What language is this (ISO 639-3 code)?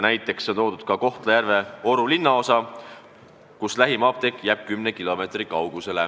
est